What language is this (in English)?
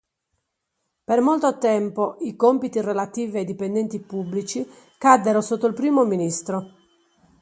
Italian